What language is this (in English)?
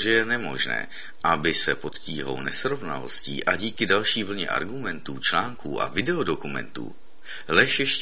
Czech